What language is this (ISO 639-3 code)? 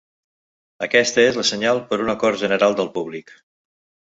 cat